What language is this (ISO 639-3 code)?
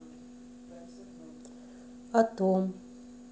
rus